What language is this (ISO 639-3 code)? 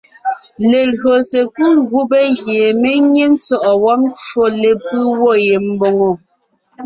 nnh